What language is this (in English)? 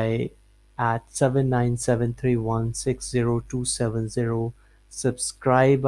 English